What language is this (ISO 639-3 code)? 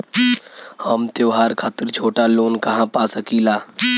bho